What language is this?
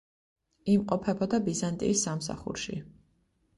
Georgian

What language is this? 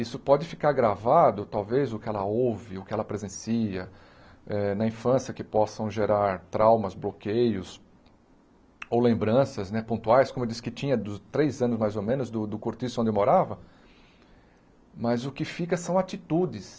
Portuguese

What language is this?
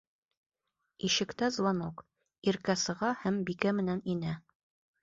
Bashkir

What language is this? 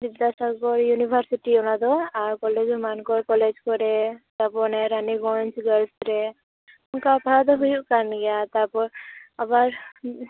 Santali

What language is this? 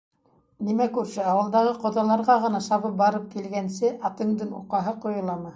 Bashkir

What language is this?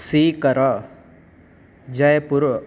Sanskrit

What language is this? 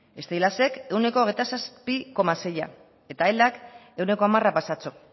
Basque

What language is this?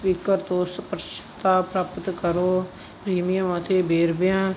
Punjabi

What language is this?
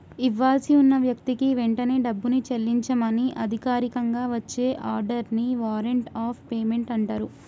Telugu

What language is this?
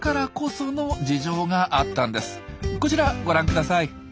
Japanese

